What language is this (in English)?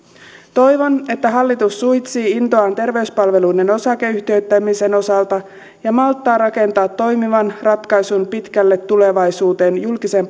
Finnish